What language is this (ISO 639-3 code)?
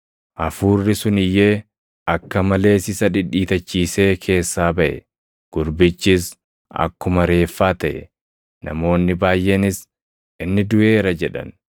orm